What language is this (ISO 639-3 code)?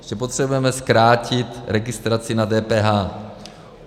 ces